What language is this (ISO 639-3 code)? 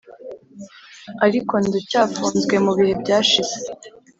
kin